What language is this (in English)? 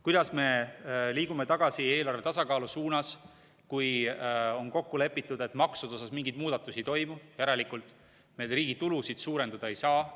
Estonian